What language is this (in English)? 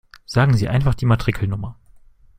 German